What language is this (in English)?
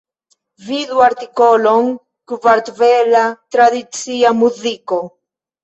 Esperanto